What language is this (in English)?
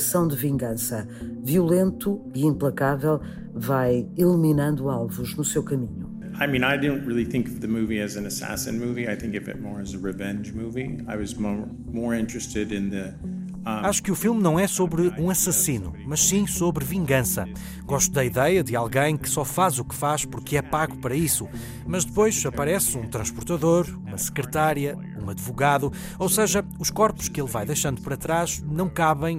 Portuguese